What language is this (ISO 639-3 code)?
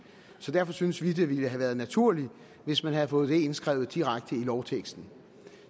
dan